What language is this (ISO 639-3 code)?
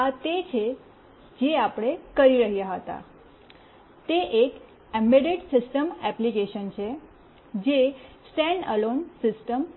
guj